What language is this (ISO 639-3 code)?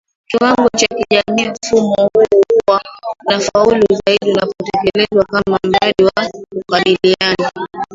swa